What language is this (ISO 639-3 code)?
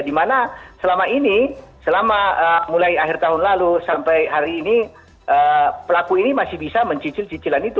ind